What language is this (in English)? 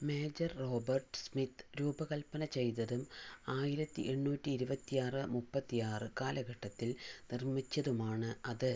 Malayalam